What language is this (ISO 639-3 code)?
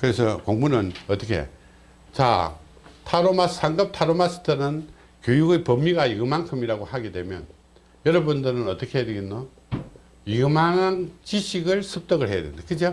kor